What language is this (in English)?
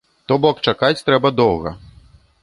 Belarusian